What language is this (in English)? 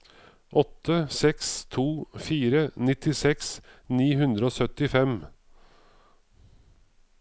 Norwegian